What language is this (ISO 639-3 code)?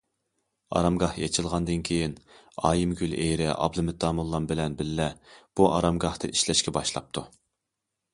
uig